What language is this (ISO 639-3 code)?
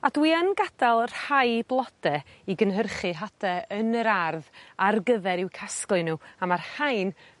cym